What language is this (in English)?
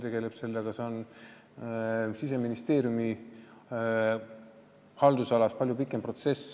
Estonian